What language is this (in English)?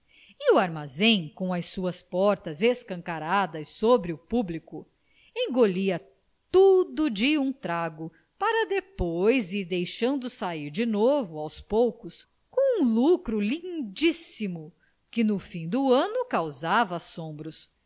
Portuguese